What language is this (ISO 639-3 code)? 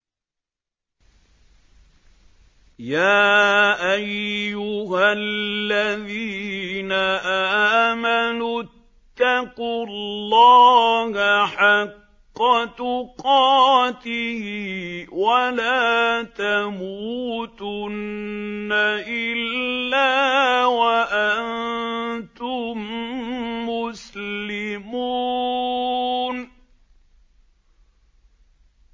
ara